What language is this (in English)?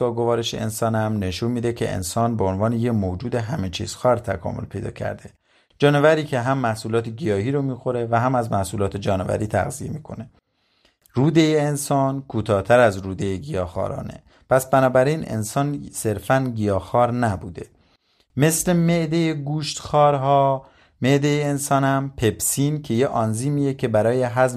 Persian